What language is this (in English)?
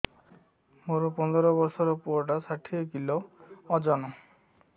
Odia